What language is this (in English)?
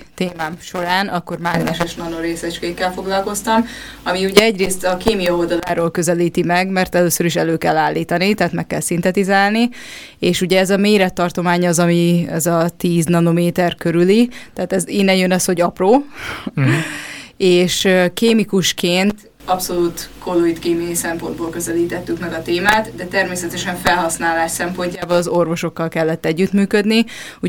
Hungarian